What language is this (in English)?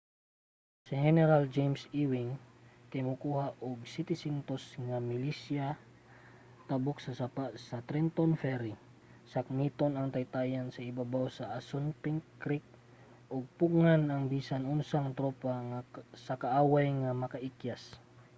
Cebuano